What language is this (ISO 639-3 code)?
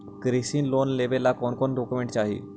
mag